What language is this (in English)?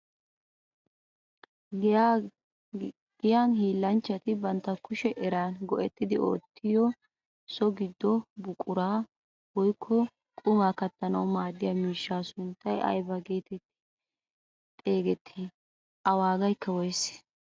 Wolaytta